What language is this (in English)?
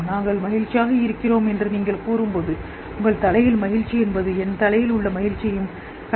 Tamil